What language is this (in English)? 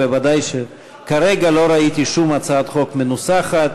Hebrew